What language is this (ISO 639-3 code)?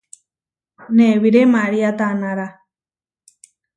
var